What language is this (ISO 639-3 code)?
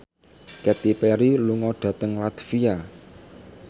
jav